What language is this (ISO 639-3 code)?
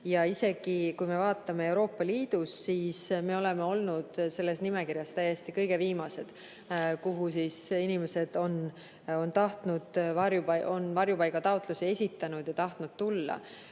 est